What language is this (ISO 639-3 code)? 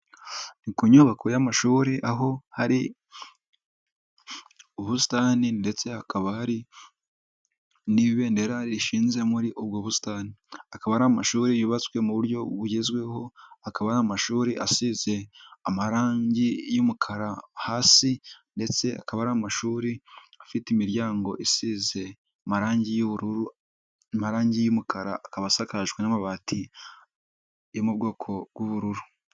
kin